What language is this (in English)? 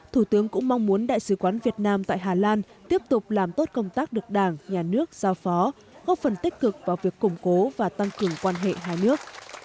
Vietnamese